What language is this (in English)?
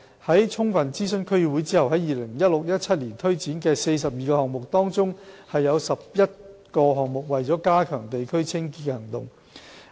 Cantonese